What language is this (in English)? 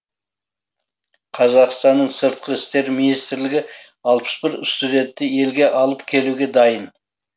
Kazakh